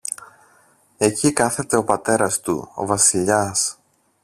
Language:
Greek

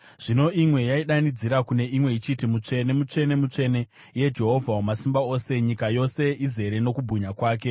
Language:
Shona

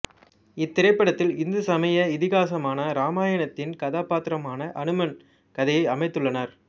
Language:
Tamil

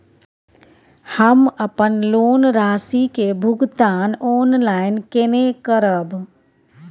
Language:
Maithili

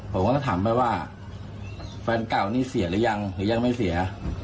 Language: Thai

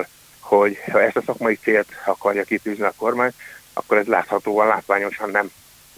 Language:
Hungarian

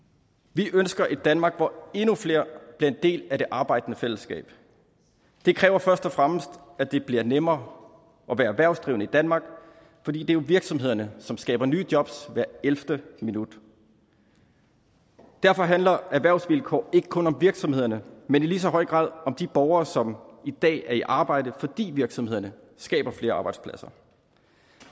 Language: Danish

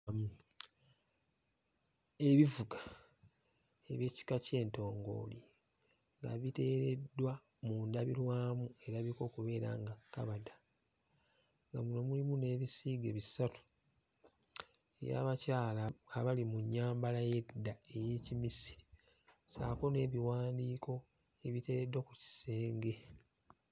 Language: Ganda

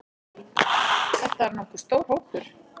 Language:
Icelandic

